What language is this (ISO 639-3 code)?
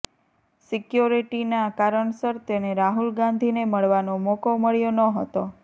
guj